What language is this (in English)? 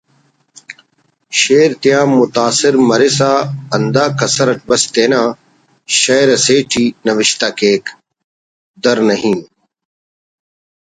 Brahui